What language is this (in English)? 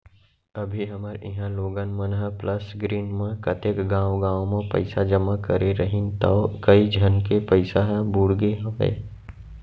Chhattisgarhi